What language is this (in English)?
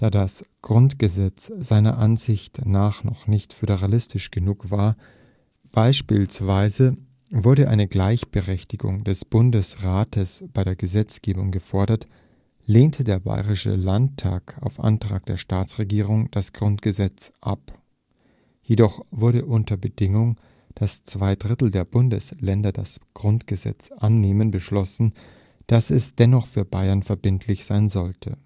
German